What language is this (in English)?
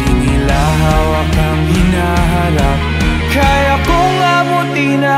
Indonesian